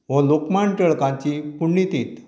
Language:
Konkani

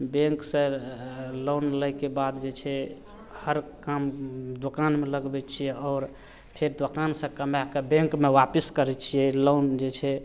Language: Maithili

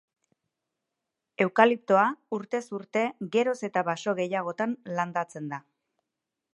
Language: Basque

